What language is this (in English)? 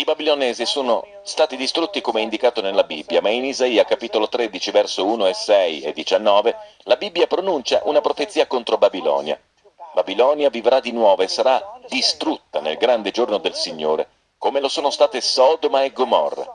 Italian